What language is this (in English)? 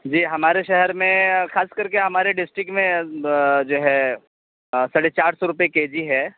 Urdu